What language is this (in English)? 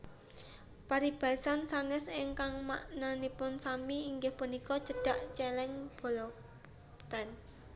Javanese